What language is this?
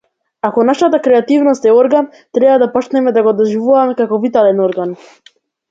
Macedonian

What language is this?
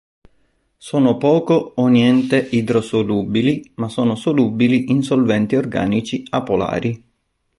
Italian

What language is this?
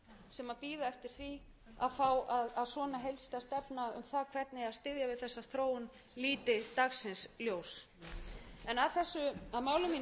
Icelandic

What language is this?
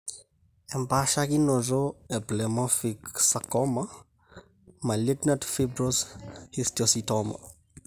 Masai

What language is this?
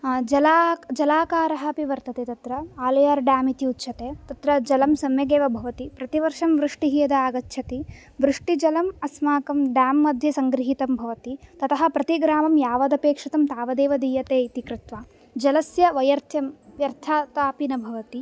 Sanskrit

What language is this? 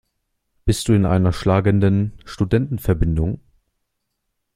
German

